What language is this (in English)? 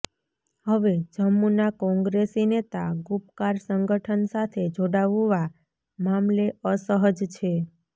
Gujarati